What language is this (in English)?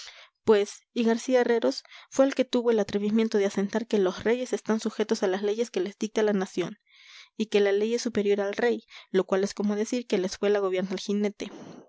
Spanish